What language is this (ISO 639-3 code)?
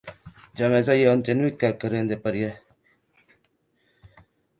oci